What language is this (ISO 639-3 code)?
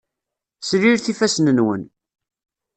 kab